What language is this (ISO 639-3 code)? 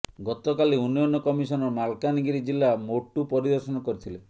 ori